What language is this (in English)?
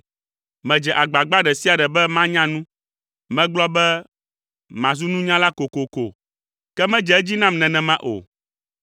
Ewe